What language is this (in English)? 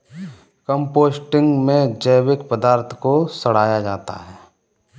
Hindi